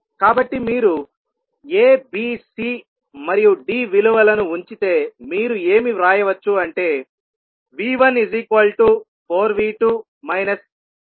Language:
Telugu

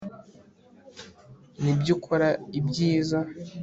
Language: Kinyarwanda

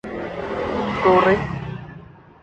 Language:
Thai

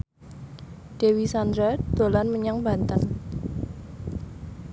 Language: Javanese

